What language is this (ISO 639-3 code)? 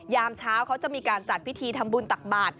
tha